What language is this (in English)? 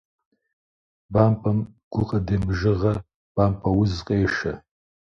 Kabardian